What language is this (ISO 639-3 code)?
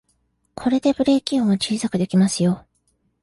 jpn